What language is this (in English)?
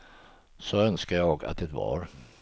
Swedish